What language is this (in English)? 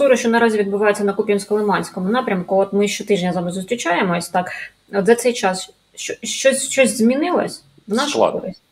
Ukrainian